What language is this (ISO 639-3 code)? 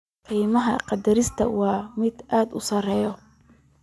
som